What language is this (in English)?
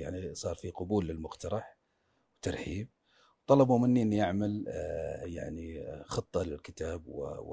Arabic